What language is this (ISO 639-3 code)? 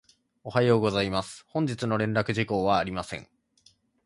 jpn